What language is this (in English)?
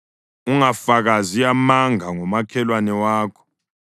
North Ndebele